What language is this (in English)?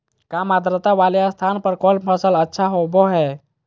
Magahi